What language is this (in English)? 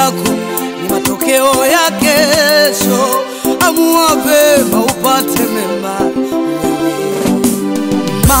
Polish